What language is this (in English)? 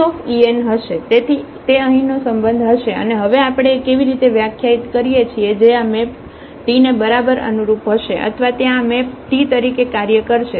Gujarati